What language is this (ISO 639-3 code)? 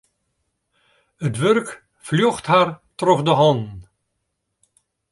fry